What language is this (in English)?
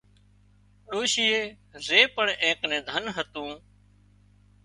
Wadiyara Koli